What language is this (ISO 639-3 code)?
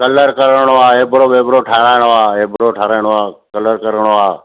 snd